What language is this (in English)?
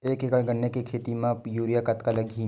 Chhattisgarhi